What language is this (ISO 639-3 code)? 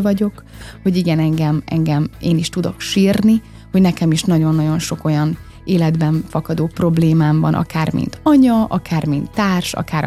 hun